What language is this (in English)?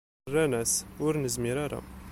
Kabyle